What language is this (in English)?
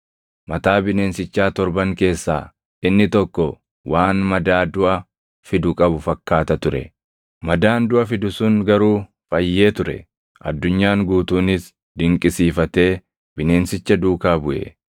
Oromo